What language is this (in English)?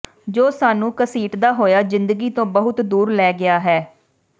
Punjabi